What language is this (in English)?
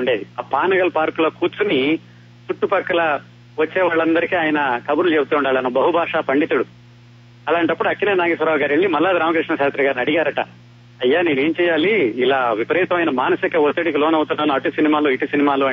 Telugu